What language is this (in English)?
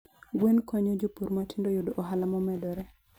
Luo (Kenya and Tanzania)